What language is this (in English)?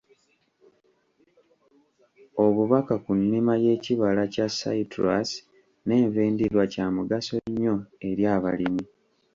Ganda